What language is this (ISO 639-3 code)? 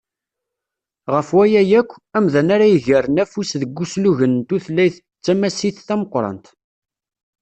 kab